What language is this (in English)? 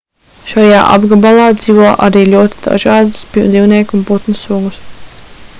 Latvian